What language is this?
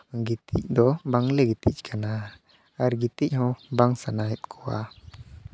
Santali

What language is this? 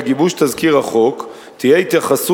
Hebrew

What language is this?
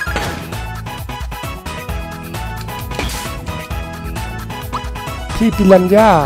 Thai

